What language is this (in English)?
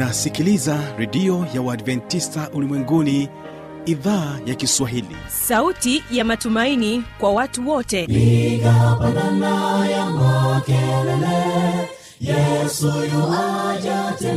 Swahili